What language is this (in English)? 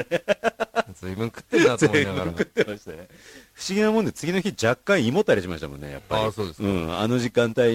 Japanese